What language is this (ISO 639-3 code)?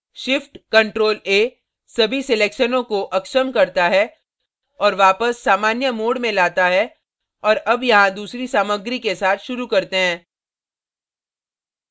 hin